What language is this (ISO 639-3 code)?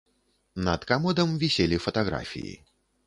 bel